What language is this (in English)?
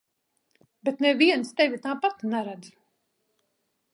Latvian